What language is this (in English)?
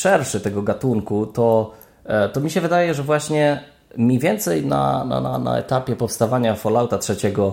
Polish